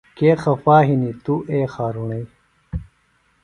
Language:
Phalura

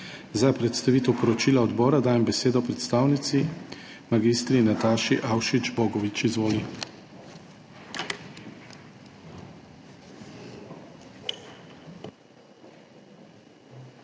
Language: Slovenian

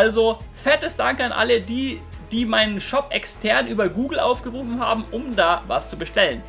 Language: German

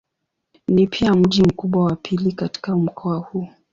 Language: Swahili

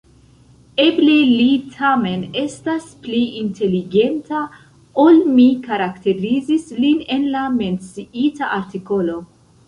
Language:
Esperanto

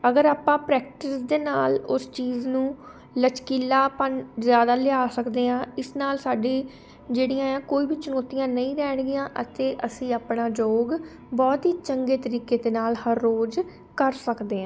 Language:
Punjabi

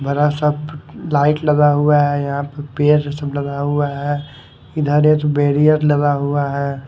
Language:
Hindi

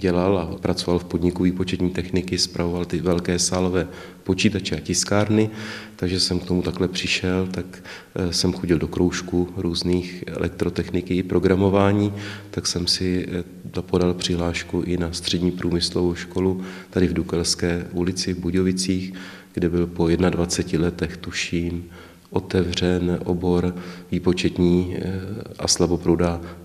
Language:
Czech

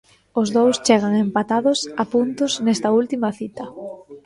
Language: Galician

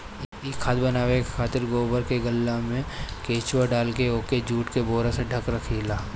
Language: Bhojpuri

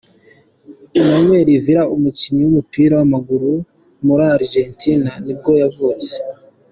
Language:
Kinyarwanda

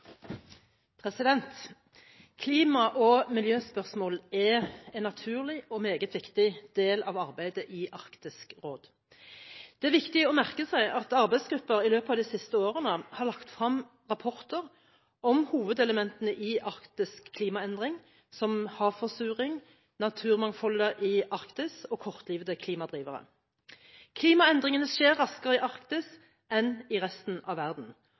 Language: Norwegian Bokmål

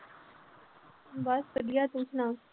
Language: Punjabi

